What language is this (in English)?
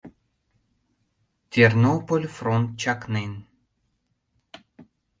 Mari